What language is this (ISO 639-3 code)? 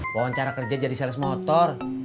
ind